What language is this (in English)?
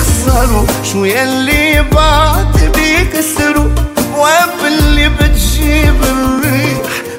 French